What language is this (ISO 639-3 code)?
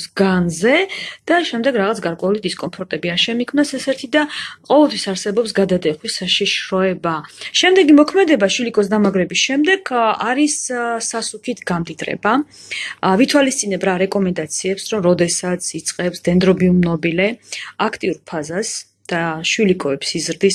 ita